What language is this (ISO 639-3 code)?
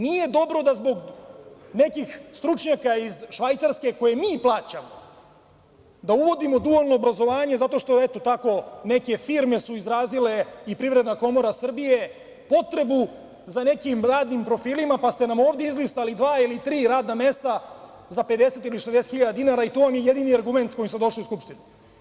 srp